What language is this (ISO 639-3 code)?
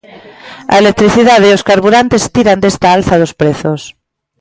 glg